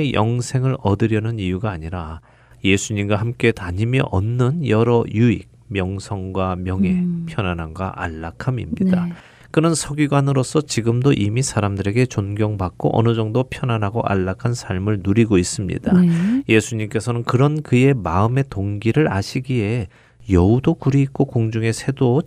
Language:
Korean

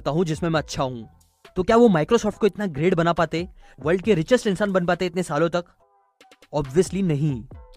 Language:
Hindi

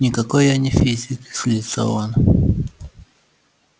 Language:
Russian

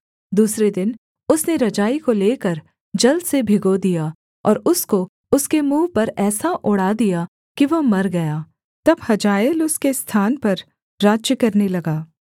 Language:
Hindi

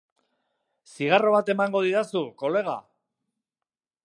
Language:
Basque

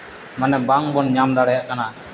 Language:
Santali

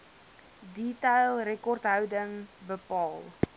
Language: Afrikaans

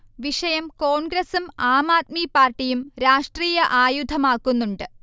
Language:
Malayalam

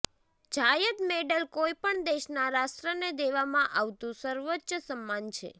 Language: Gujarati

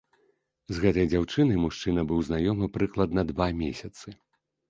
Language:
Belarusian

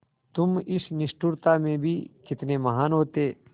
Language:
Hindi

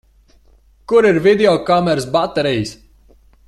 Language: Latvian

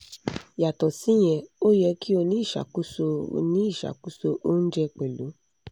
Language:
Yoruba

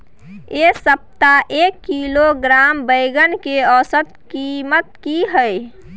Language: Maithili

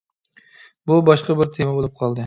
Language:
Uyghur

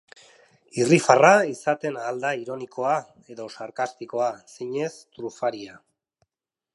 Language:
Basque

